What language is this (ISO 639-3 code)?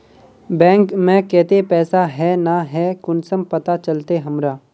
mag